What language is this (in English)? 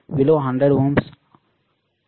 Telugu